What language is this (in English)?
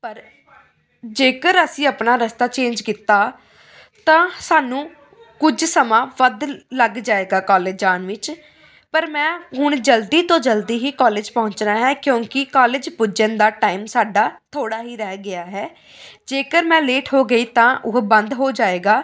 Punjabi